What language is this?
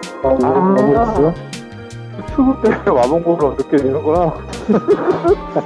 Korean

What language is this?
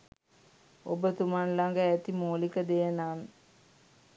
Sinhala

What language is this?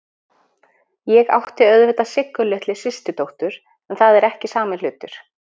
Icelandic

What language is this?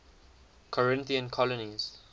English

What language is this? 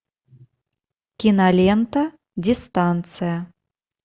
Russian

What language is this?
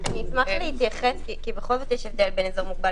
Hebrew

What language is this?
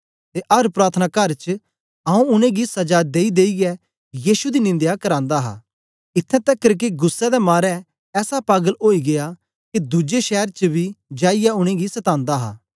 Dogri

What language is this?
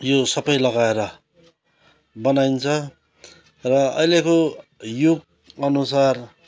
Nepali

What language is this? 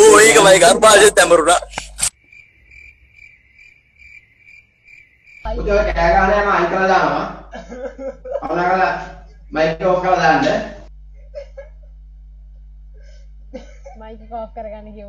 Hindi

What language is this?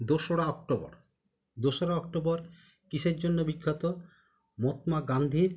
Bangla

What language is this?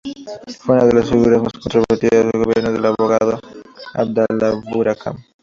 Spanish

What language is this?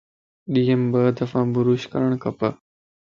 Lasi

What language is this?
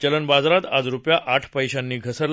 Marathi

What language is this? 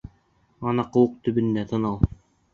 Bashkir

